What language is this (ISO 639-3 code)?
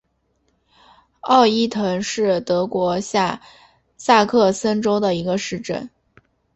zho